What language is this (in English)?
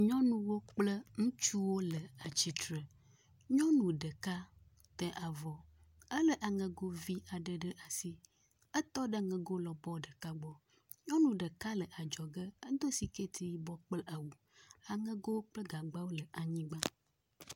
Ewe